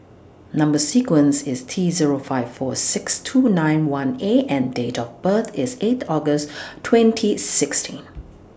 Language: English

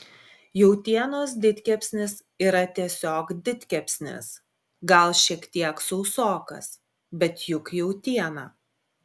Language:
Lithuanian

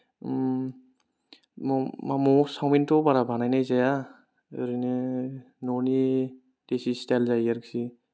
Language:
Bodo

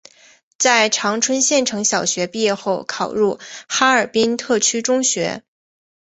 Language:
Chinese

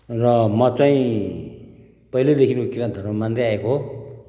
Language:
Nepali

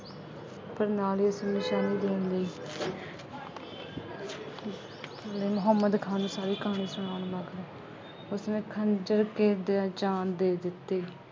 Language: Punjabi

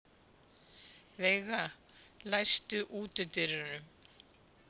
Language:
Icelandic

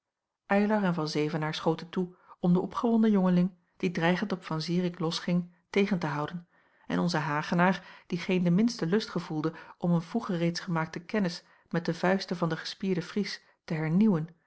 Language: Dutch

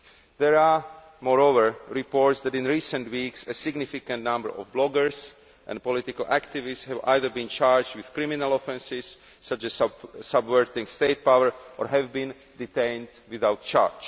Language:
English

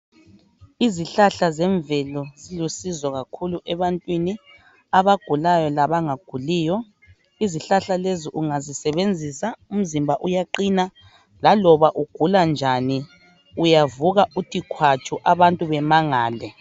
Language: North Ndebele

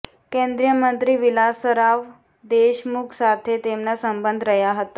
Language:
Gujarati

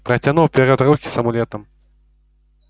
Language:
Russian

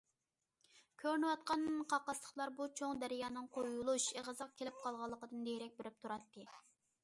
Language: Uyghur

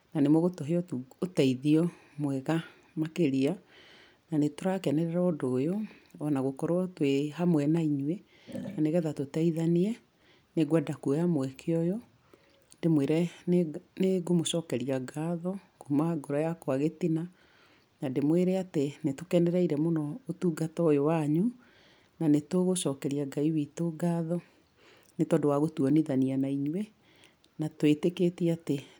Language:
Kikuyu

